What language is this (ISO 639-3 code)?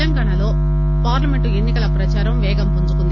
tel